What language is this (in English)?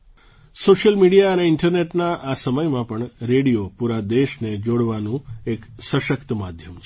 Gujarati